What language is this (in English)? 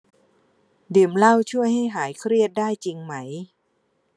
Thai